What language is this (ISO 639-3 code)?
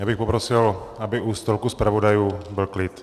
ces